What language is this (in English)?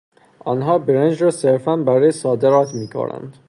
Persian